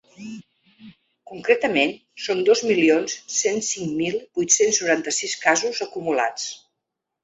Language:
Catalan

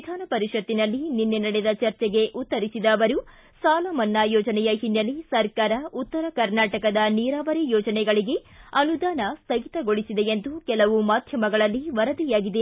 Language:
Kannada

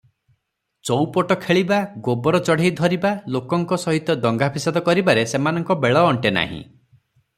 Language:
Odia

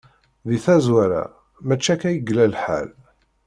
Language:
Kabyle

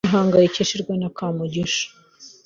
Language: Kinyarwanda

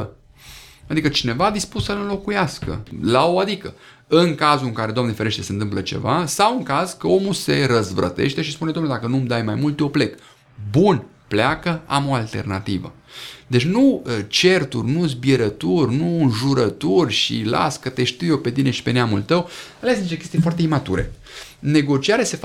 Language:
Romanian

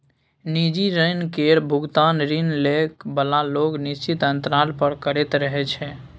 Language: Maithili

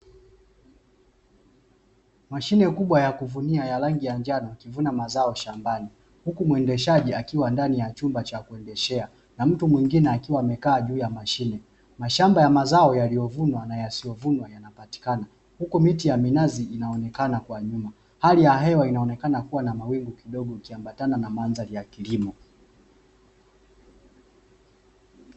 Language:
Swahili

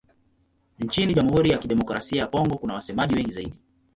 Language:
Swahili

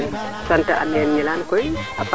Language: Serer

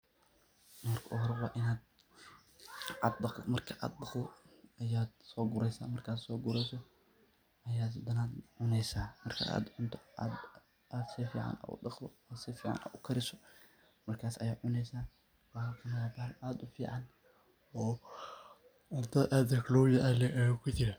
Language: Somali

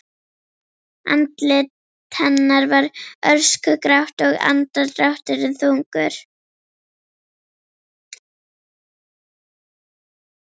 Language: Icelandic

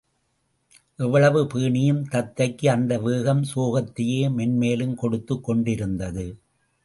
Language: Tamil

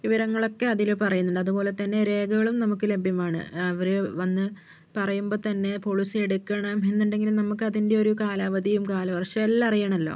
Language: Malayalam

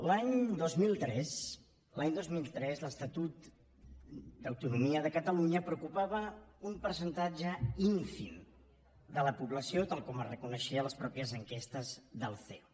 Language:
Catalan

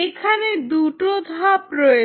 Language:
Bangla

